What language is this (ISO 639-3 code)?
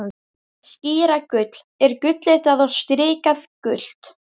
isl